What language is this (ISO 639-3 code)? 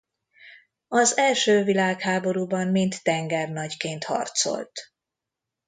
hun